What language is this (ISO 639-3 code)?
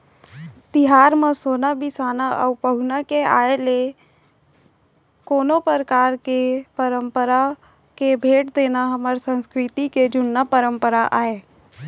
hne